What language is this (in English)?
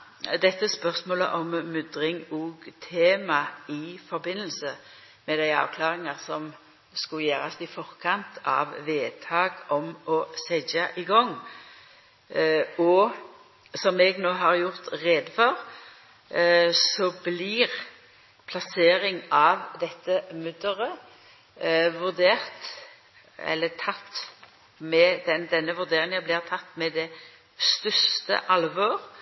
Norwegian Nynorsk